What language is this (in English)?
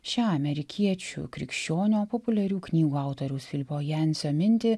Lithuanian